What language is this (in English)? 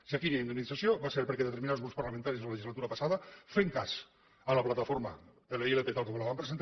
Catalan